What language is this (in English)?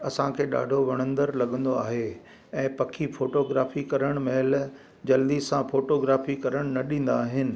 Sindhi